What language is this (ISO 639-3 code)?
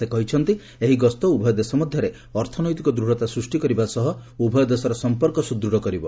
ori